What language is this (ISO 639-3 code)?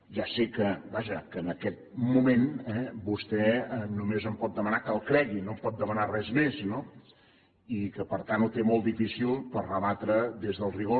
cat